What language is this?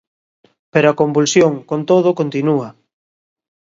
Galician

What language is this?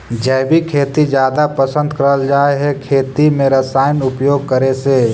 Magahi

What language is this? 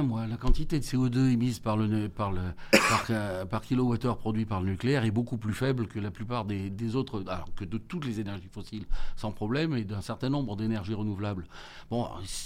French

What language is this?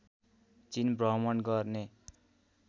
Nepali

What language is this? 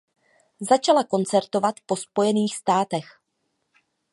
Czech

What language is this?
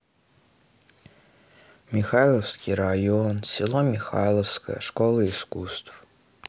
Russian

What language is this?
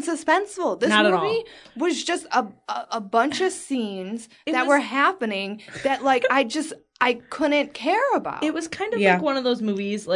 English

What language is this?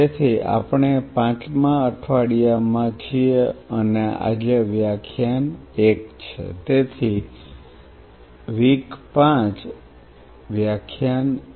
Gujarati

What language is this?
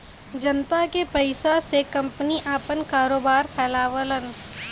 Bhojpuri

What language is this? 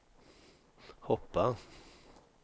Swedish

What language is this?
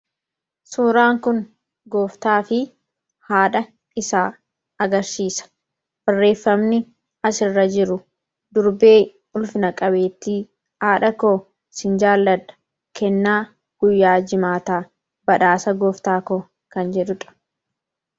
Oromo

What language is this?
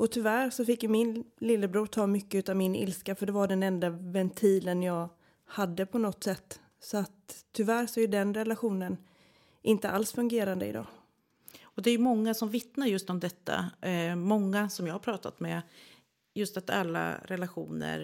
Swedish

